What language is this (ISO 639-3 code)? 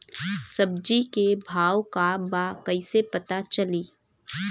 bho